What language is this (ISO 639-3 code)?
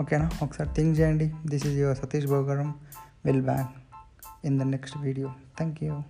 tel